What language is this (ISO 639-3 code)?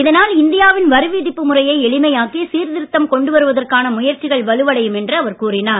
tam